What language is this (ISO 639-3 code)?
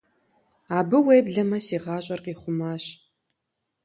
kbd